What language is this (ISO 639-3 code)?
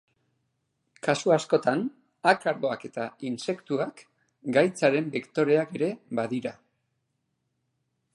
eus